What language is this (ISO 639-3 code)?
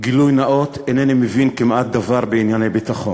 heb